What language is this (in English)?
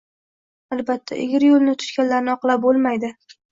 Uzbek